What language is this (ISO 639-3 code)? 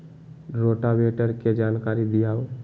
mag